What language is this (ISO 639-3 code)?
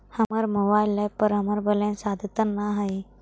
mag